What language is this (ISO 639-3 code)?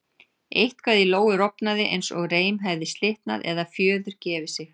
isl